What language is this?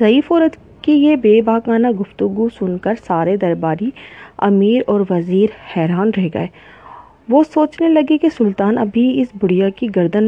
Urdu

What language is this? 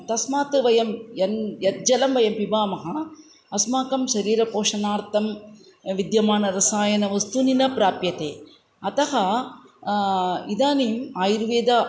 Sanskrit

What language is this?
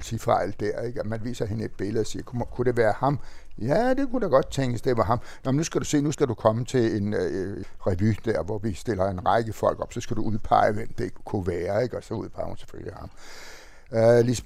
Danish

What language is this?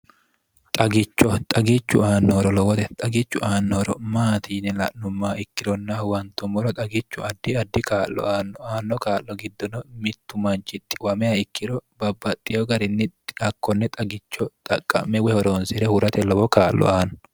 Sidamo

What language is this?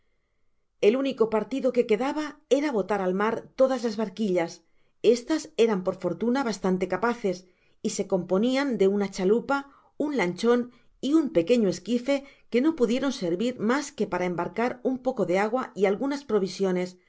Spanish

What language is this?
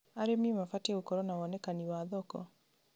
Kikuyu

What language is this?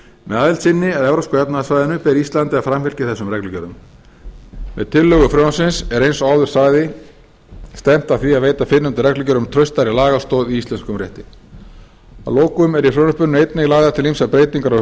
Icelandic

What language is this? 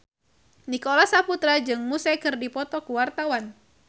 Sundanese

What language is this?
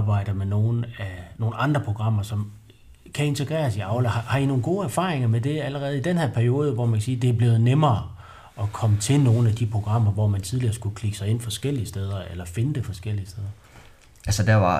Danish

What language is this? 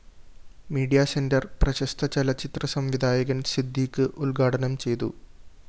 Malayalam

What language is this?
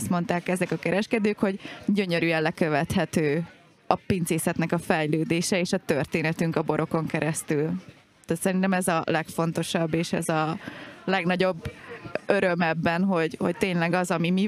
Hungarian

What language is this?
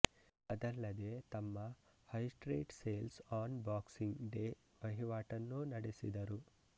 Kannada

